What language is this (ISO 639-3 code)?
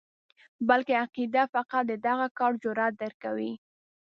pus